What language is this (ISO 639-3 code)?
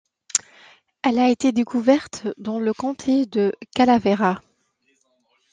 fra